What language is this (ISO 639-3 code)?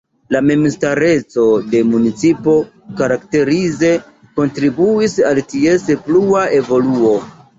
epo